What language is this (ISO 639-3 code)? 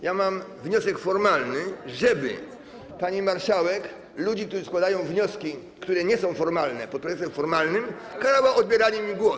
pol